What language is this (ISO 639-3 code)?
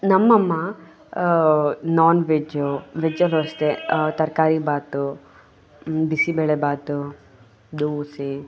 kan